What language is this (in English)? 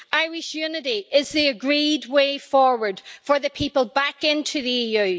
English